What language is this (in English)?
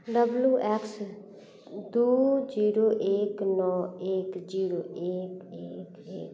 Maithili